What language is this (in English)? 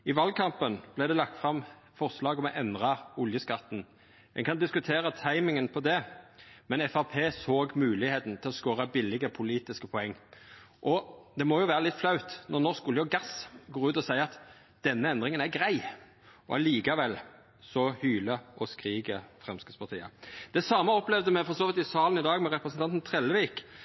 Norwegian Nynorsk